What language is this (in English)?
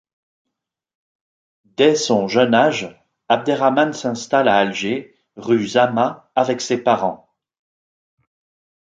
French